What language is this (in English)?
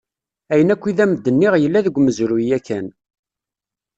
Kabyle